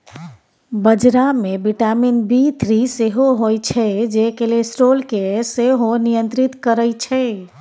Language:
Maithili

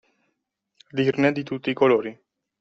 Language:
Italian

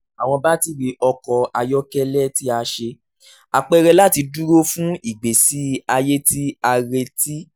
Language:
Yoruba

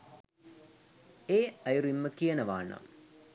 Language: Sinhala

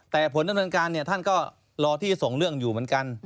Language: Thai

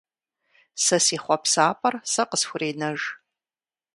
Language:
Kabardian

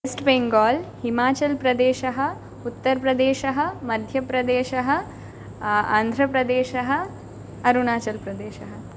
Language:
Sanskrit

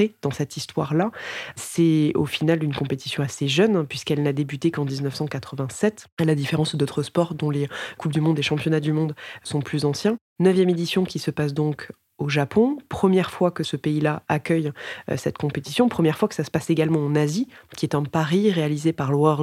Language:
French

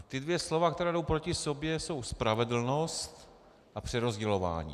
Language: Czech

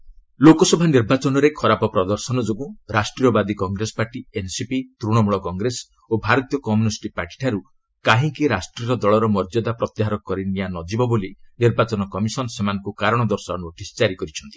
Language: Odia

